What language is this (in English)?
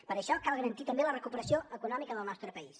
Catalan